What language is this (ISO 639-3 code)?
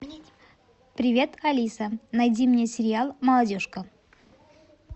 rus